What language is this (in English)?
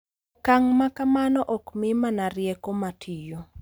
Luo (Kenya and Tanzania)